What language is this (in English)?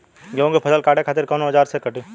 Bhojpuri